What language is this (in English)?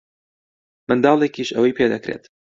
Central Kurdish